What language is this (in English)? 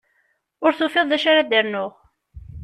Kabyle